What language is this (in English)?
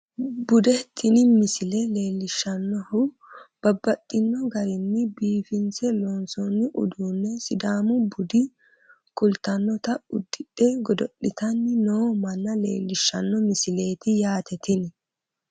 Sidamo